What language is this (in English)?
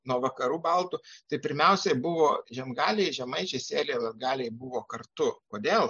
Lithuanian